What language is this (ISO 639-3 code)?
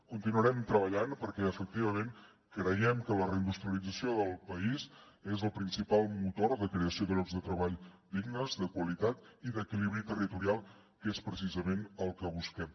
cat